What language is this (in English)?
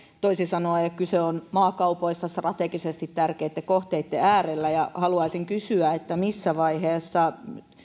Finnish